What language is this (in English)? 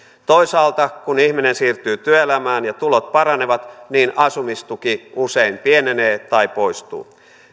Finnish